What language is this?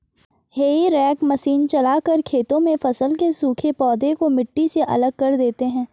Hindi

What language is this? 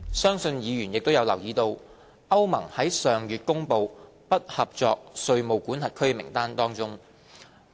Cantonese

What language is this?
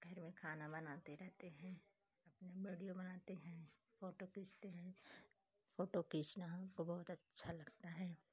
Hindi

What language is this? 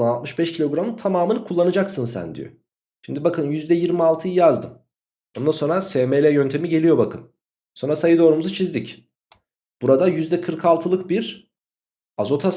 Turkish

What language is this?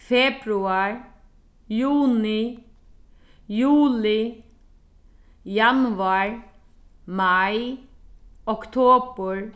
Faroese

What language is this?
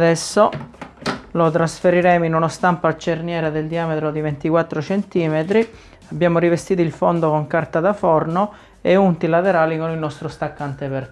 Italian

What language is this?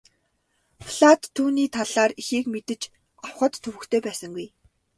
Mongolian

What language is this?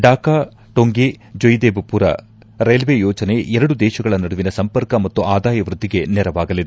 Kannada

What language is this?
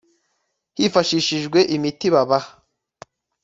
Kinyarwanda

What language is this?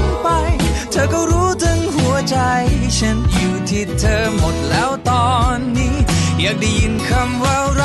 Thai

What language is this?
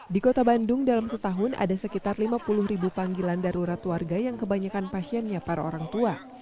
Indonesian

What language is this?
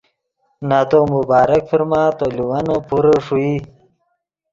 Yidgha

